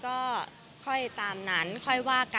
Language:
Thai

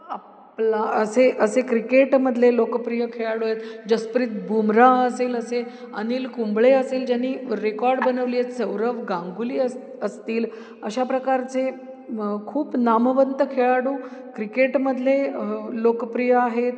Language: Marathi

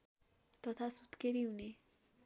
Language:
Nepali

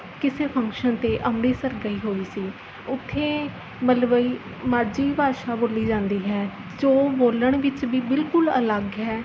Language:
Punjabi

